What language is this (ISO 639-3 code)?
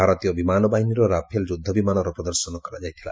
ori